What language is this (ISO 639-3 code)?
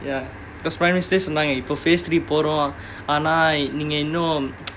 eng